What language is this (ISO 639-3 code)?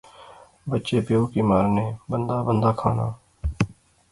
phr